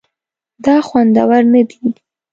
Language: Pashto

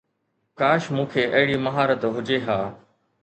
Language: Sindhi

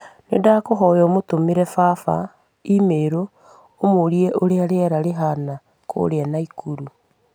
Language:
Kikuyu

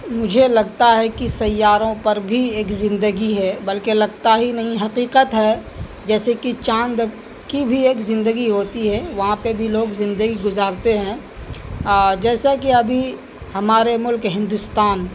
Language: Urdu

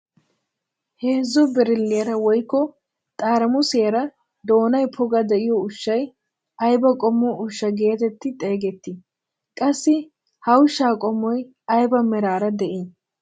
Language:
Wolaytta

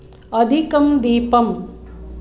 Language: Sanskrit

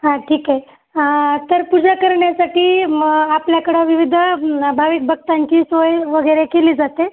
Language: Marathi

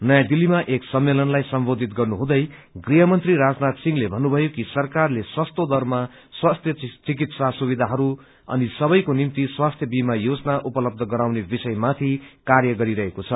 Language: Nepali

